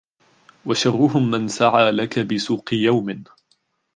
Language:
Arabic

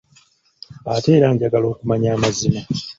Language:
Ganda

